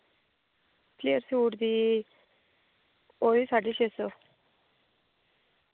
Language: Dogri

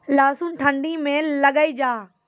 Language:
Maithili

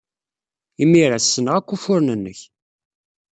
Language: Kabyle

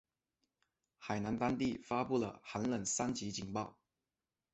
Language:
Chinese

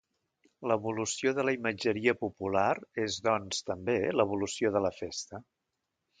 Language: Catalan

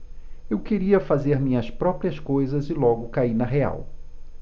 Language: Portuguese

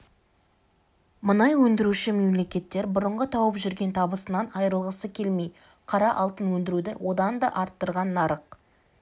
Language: Kazakh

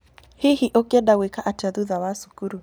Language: Kikuyu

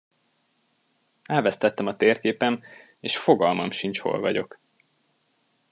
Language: Hungarian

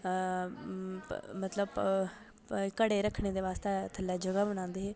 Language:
Dogri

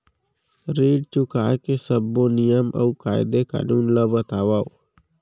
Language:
Chhattisgarhi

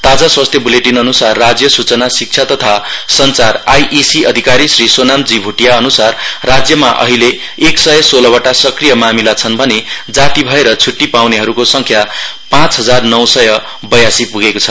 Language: Nepali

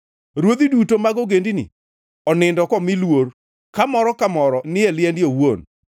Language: Luo (Kenya and Tanzania)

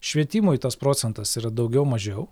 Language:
Lithuanian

